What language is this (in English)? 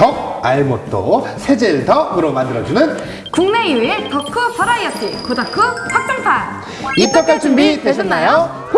Korean